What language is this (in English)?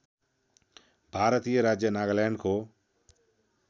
Nepali